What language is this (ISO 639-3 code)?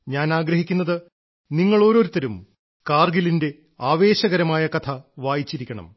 mal